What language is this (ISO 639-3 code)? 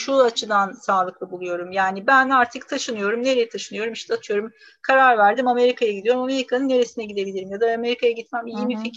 tur